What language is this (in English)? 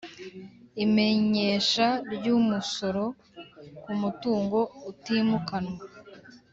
Kinyarwanda